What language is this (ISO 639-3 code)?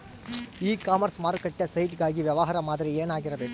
kan